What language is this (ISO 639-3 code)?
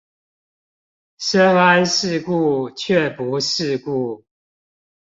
zho